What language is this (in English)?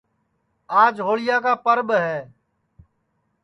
Sansi